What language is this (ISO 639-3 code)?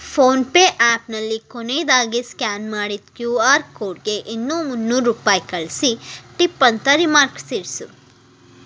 kan